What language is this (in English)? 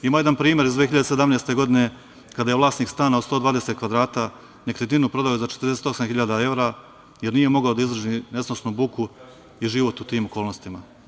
Serbian